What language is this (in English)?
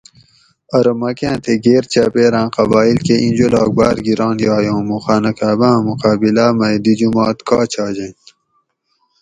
Gawri